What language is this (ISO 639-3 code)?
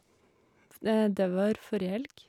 nor